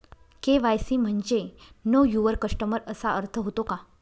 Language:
Marathi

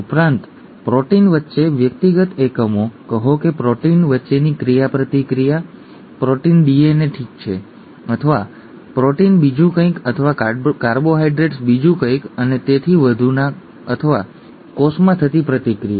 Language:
Gujarati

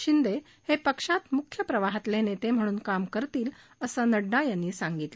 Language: Marathi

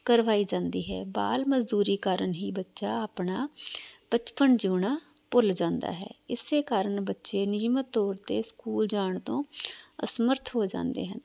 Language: Punjabi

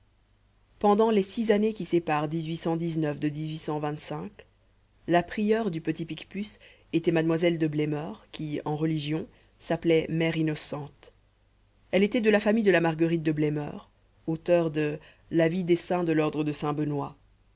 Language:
French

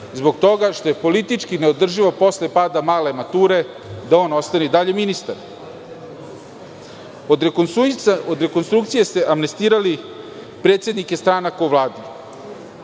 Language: Serbian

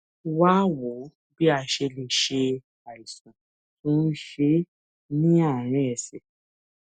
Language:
Yoruba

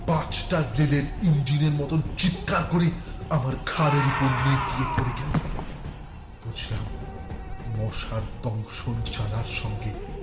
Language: Bangla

